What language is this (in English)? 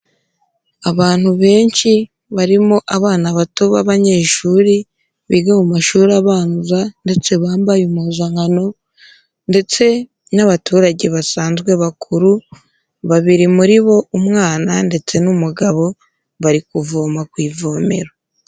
Kinyarwanda